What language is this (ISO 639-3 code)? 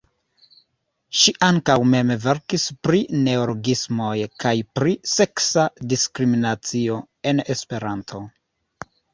epo